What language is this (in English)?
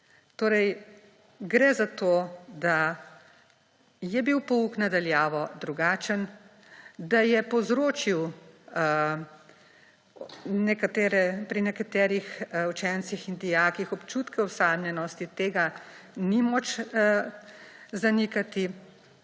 Slovenian